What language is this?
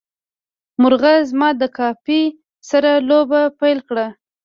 Pashto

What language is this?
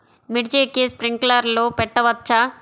Telugu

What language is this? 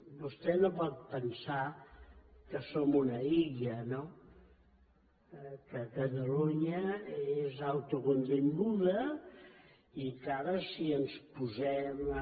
Catalan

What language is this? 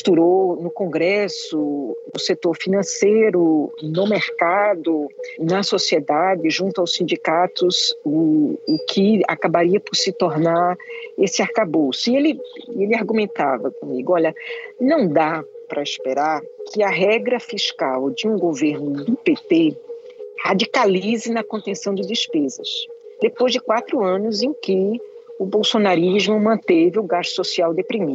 Portuguese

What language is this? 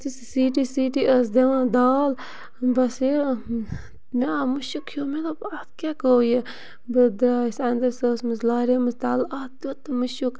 Kashmiri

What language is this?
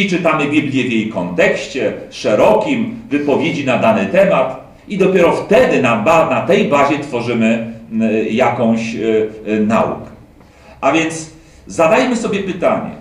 Polish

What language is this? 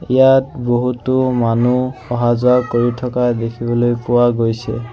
Assamese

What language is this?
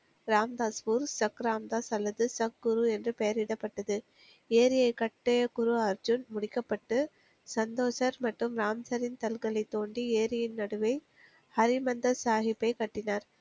Tamil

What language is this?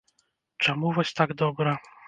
Belarusian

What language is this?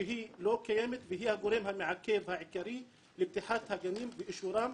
Hebrew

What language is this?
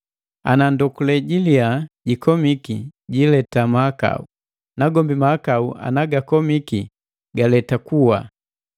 Matengo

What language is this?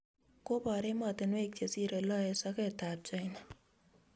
Kalenjin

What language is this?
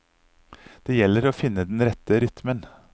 Norwegian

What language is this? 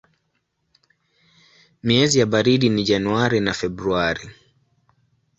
Swahili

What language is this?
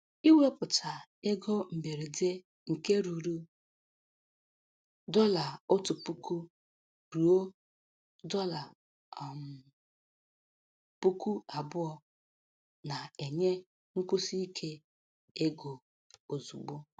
Igbo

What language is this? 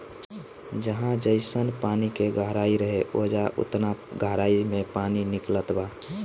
Bhojpuri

